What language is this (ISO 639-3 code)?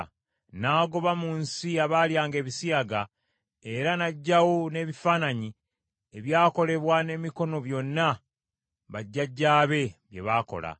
lug